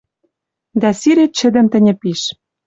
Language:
Western Mari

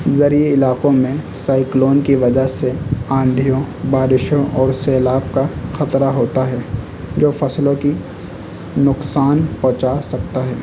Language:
Urdu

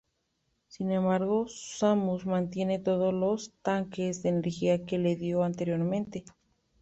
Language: Spanish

